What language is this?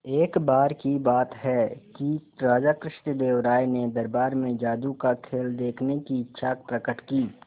Hindi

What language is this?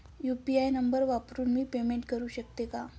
Marathi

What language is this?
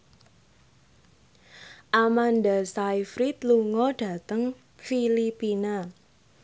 Javanese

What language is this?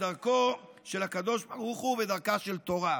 Hebrew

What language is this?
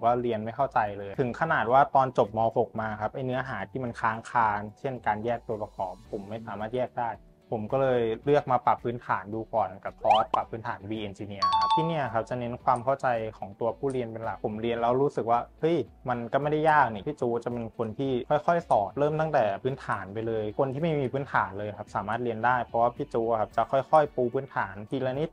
Thai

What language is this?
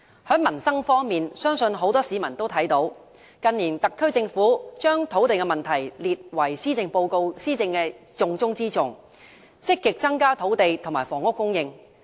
Cantonese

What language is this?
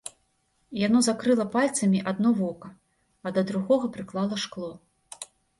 Belarusian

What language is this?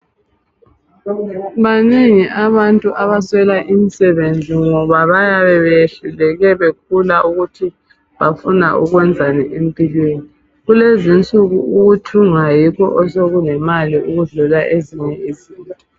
North Ndebele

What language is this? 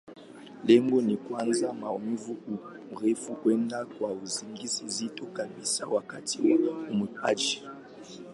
Swahili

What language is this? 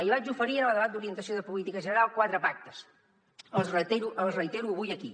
Catalan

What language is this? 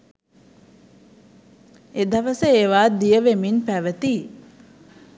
Sinhala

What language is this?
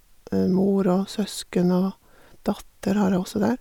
Norwegian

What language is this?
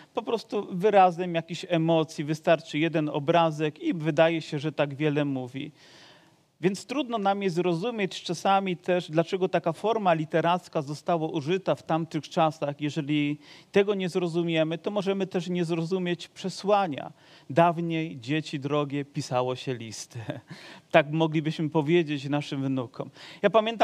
Polish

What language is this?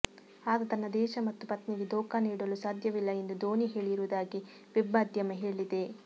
Kannada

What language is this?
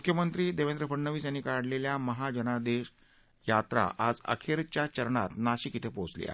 Marathi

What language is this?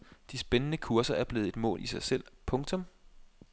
Danish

